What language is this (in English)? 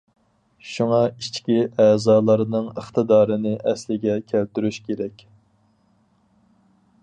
Uyghur